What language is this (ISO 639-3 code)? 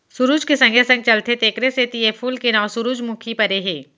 hne